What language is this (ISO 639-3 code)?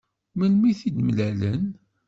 kab